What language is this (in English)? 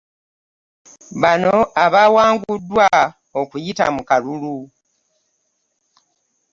Ganda